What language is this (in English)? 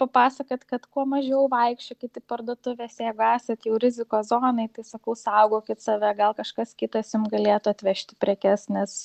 Lithuanian